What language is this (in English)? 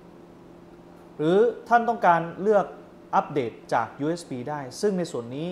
Thai